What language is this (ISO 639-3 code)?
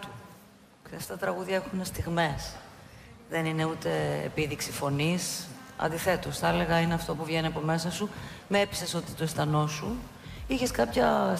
ell